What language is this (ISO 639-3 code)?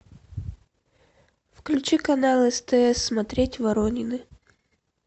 rus